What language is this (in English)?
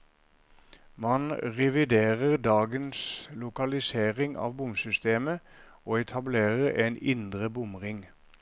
Norwegian